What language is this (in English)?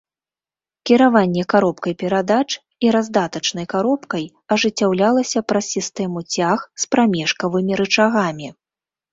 Belarusian